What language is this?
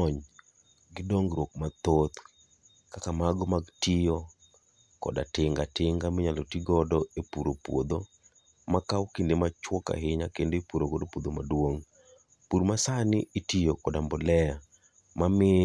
Luo (Kenya and Tanzania)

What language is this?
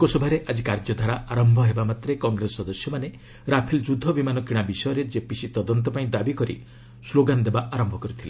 Odia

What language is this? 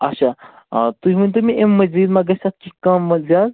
Kashmiri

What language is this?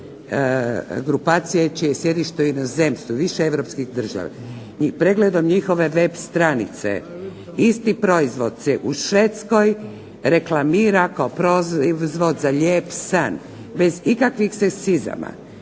Croatian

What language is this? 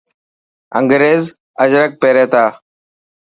Dhatki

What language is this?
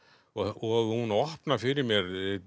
Icelandic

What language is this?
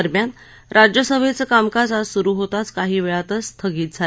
Marathi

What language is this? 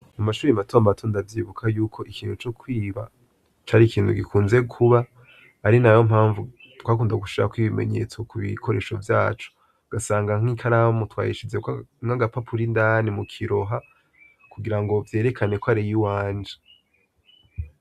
Rundi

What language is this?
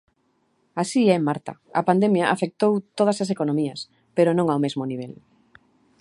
Galician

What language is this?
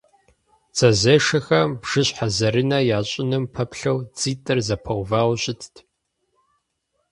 Kabardian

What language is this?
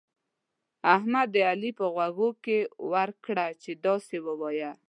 Pashto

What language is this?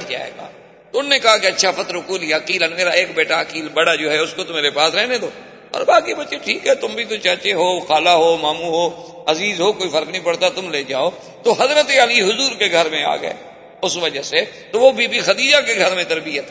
Urdu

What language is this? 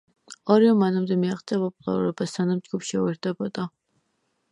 Georgian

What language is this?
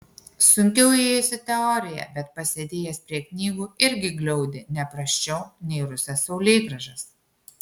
Lithuanian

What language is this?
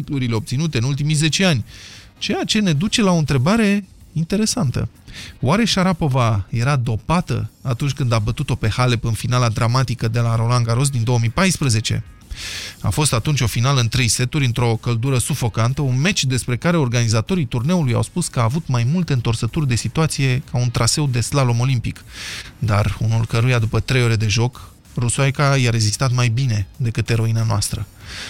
Romanian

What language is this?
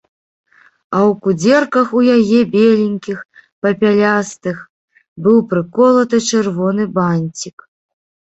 Belarusian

